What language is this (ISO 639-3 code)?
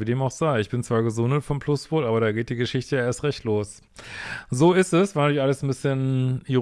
deu